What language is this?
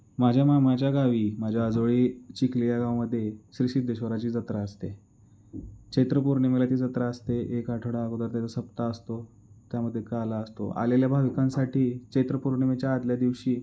Marathi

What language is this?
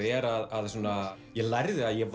Icelandic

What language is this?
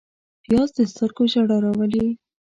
Pashto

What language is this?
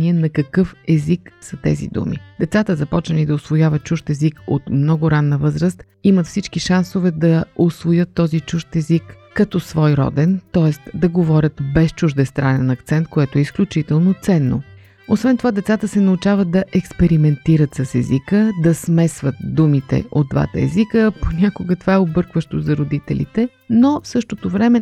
Bulgarian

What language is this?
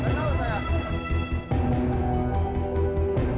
Indonesian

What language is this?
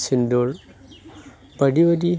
Bodo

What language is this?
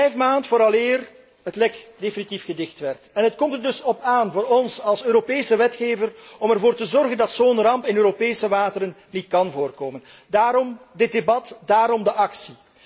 Dutch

